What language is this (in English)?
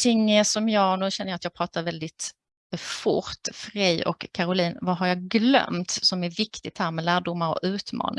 Swedish